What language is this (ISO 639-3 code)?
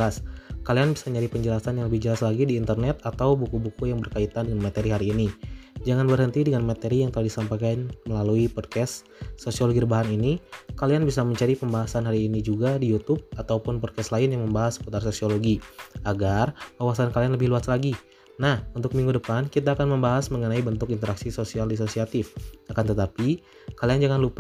ind